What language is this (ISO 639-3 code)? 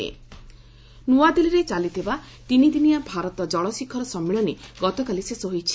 ori